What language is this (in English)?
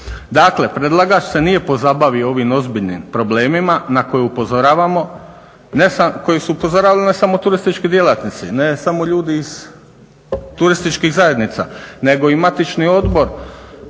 Croatian